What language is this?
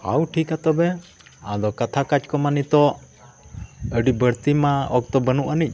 Santali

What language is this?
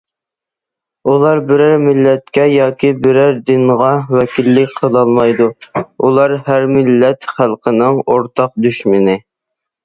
Uyghur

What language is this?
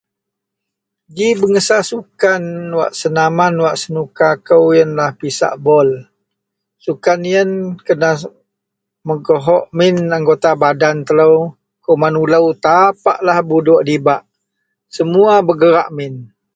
Central Melanau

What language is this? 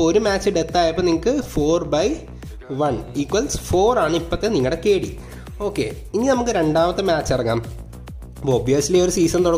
Malayalam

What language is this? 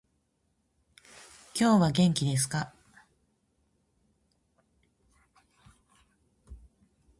Japanese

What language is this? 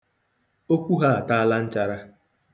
Igbo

